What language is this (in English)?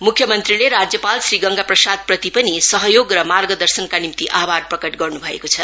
Nepali